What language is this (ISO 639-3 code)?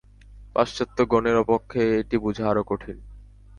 ben